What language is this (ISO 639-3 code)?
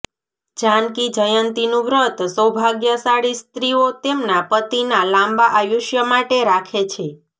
guj